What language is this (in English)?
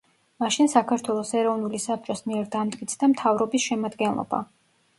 Georgian